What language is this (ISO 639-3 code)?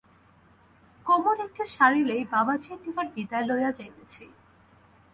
ben